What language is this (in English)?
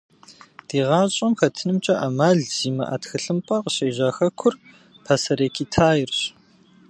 Kabardian